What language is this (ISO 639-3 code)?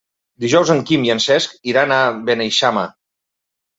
cat